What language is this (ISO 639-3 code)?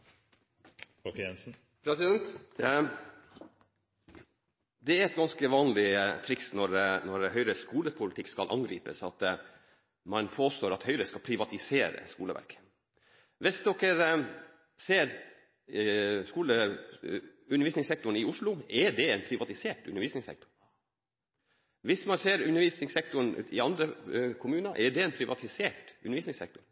nor